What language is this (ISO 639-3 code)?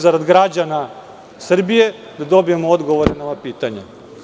srp